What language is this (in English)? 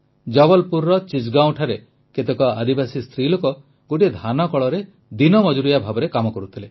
Odia